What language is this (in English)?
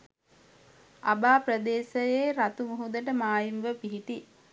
Sinhala